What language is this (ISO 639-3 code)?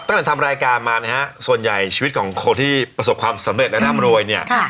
tha